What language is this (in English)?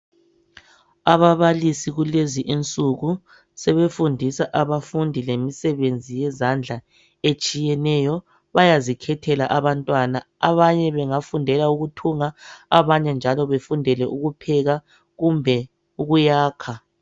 North Ndebele